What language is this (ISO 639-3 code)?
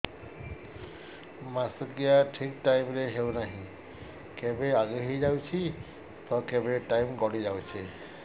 ori